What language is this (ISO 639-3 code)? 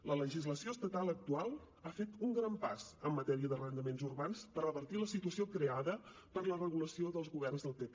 cat